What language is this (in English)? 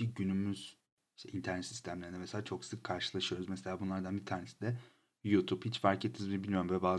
Turkish